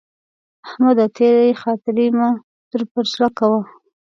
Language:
Pashto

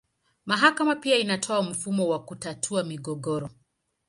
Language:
Swahili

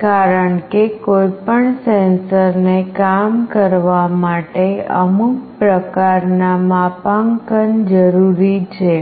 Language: Gujarati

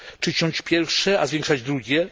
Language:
Polish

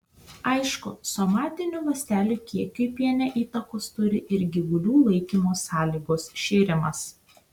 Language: Lithuanian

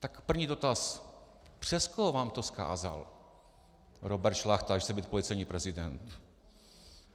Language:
Czech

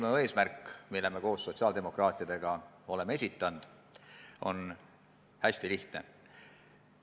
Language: Estonian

